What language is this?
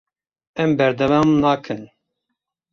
Kurdish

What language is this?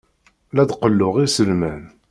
Kabyle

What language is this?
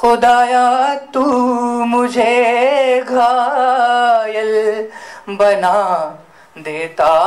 Hindi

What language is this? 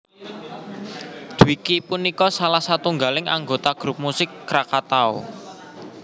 Javanese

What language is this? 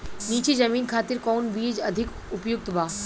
Bhojpuri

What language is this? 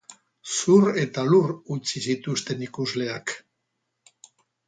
Basque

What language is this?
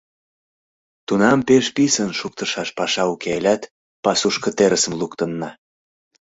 Mari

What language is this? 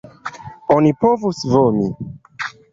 Esperanto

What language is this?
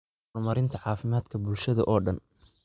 Somali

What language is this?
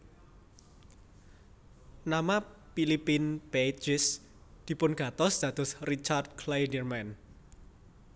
Javanese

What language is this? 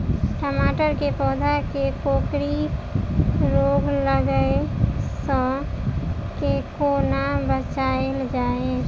Maithili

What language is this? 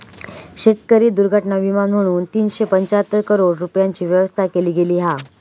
Marathi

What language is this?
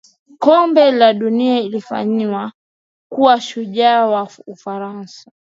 Swahili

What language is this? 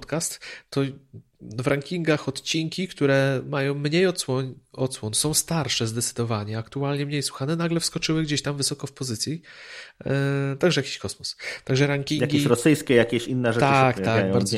Polish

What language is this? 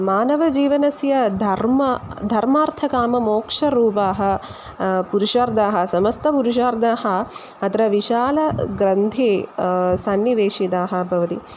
Sanskrit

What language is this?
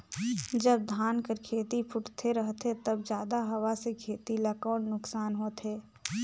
Chhattisgarhi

